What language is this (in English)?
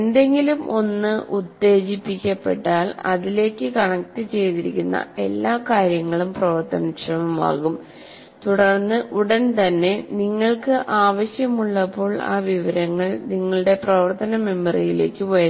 Malayalam